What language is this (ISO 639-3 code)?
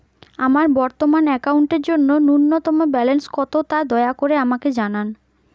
ben